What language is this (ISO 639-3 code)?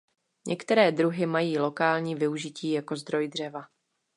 ces